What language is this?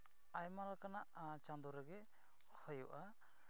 Santali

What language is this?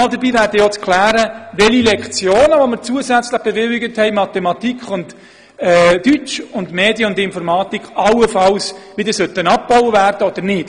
Swiss German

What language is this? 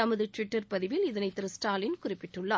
Tamil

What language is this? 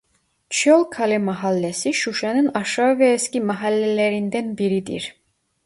Turkish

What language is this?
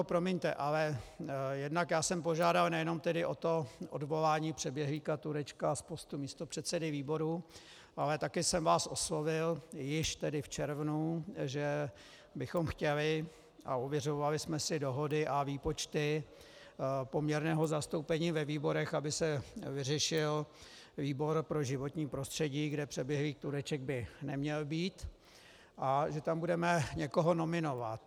Czech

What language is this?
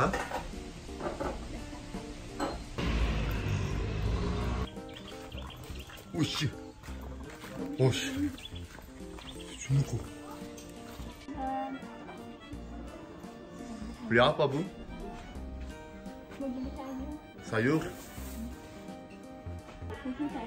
Korean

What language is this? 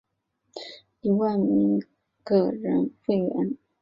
Chinese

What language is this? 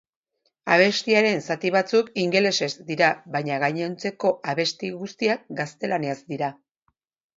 Basque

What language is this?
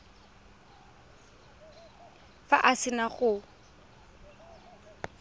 Tswana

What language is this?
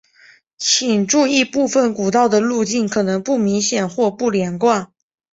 Chinese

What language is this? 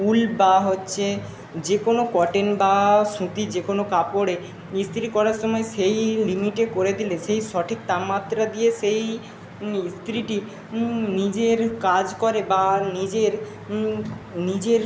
Bangla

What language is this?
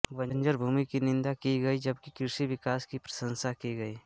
Hindi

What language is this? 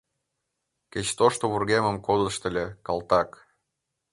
Mari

